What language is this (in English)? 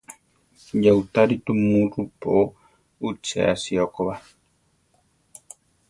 Central Tarahumara